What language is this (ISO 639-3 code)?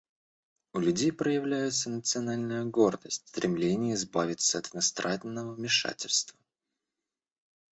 rus